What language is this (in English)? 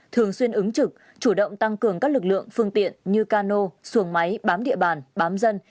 Vietnamese